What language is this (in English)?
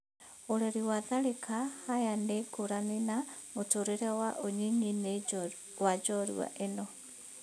Kikuyu